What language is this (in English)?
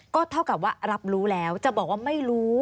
Thai